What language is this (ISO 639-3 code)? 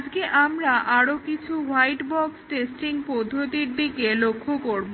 ben